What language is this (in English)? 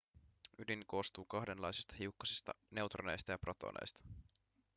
Finnish